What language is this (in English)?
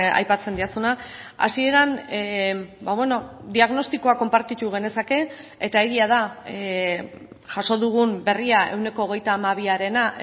Basque